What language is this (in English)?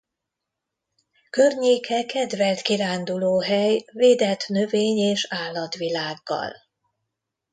Hungarian